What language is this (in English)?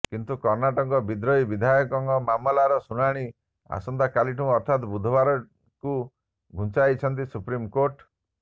Odia